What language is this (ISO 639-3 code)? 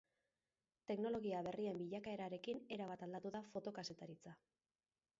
eus